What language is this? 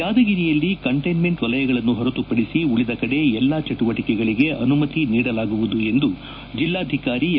Kannada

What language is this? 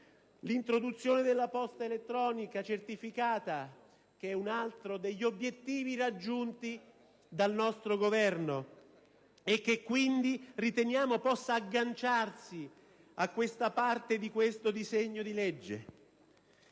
Italian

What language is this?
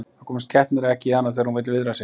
Icelandic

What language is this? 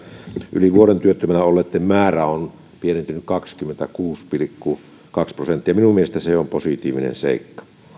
Finnish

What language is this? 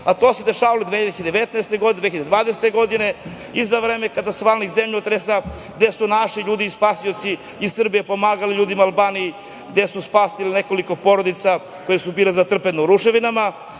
Serbian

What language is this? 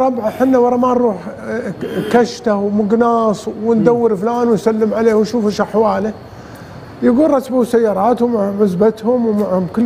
Arabic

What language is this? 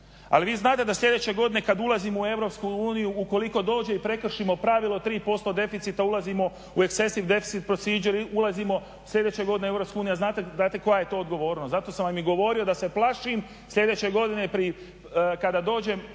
Croatian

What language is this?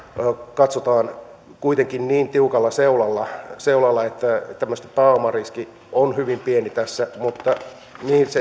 Finnish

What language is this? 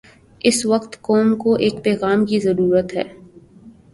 Urdu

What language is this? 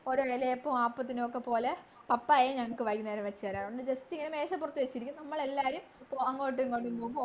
Malayalam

